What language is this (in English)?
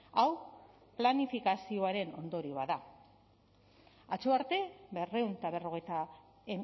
Basque